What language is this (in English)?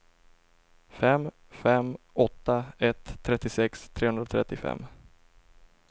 Swedish